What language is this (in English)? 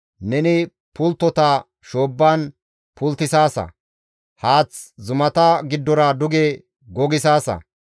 Gamo